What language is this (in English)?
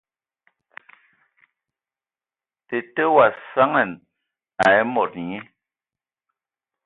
Ewondo